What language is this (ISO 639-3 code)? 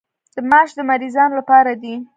pus